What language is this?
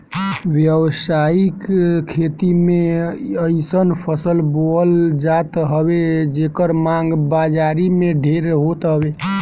Bhojpuri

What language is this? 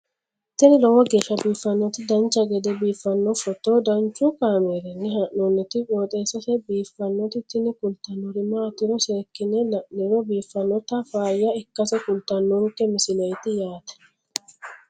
Sidamo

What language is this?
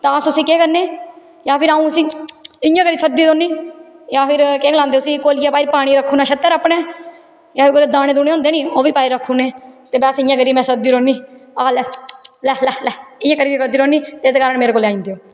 Dogri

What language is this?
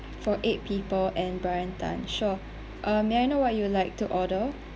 English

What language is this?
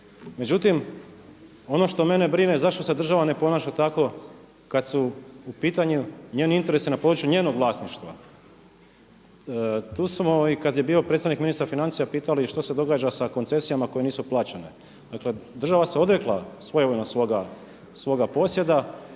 Croatian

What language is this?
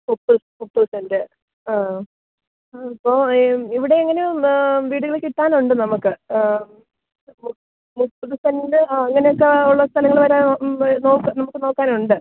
Malayalam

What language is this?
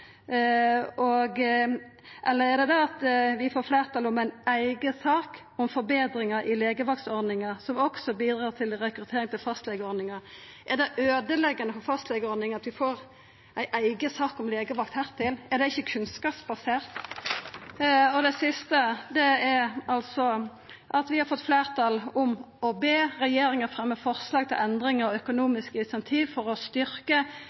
Norwegian Nynorsk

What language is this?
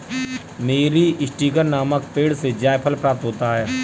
Hindi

